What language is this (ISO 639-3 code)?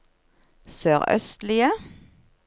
nor